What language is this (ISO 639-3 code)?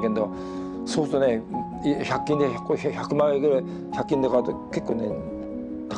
jpn